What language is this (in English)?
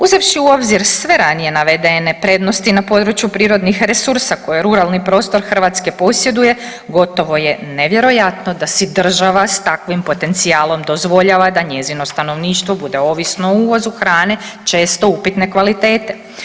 Croatian